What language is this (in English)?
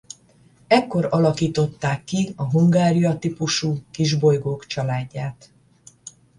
Hungarian